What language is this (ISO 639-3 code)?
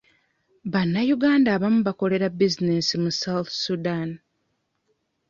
lug